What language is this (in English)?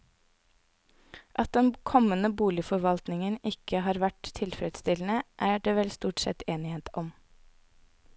Norwegian